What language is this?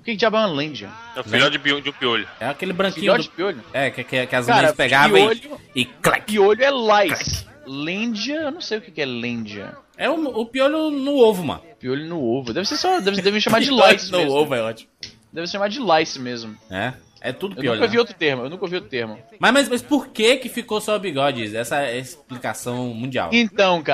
Portuguese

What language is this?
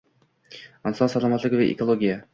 Uzbek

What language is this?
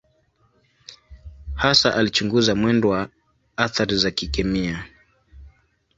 Swahili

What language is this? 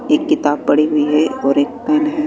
Hindi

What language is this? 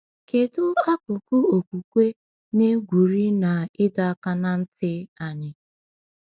Igbo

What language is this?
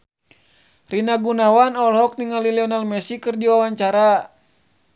Sundanese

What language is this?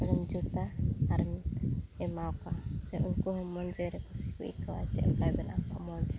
Santali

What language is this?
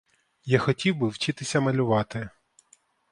Ukrainian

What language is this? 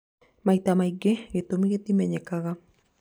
Kikuyu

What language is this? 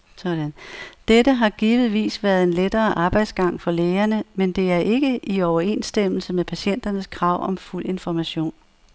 Danish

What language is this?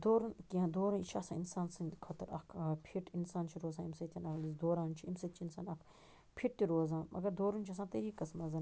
Kashmiri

